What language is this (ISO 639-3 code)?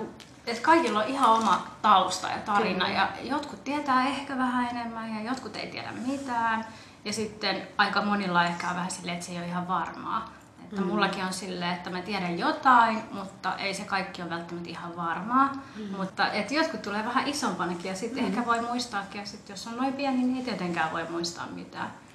fin